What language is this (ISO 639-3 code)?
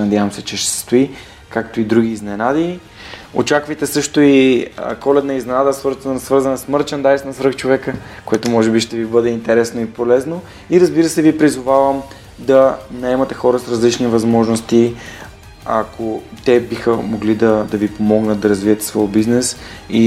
bul